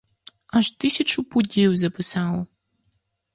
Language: Ukrainian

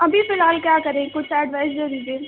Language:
Urdu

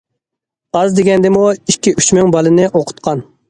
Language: Uyghur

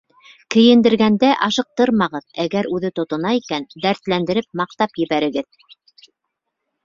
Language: Bashkir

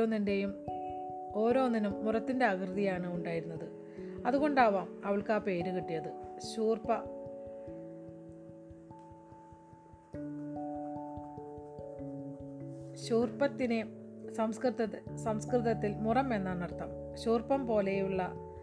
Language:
Malayalam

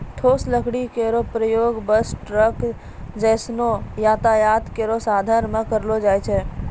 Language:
Maithili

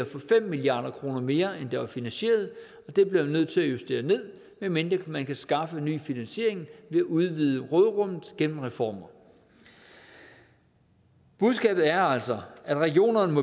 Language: Danish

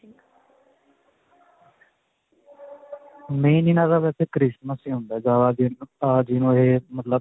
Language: Punjabi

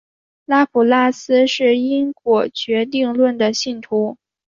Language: Chinese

